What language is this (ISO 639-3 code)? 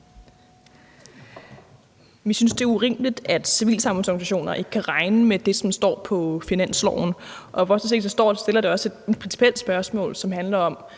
dan